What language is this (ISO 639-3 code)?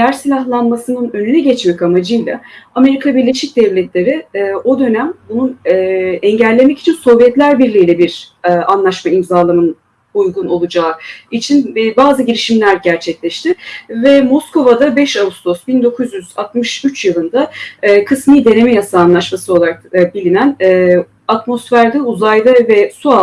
tur